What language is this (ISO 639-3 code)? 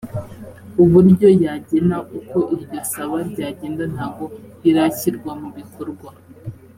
kin